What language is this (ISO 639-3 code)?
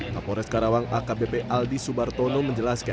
ind